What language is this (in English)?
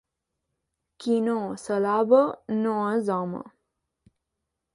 Catalan